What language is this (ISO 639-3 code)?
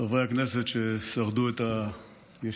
heb